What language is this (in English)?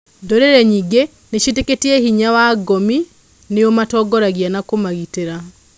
Kikuyu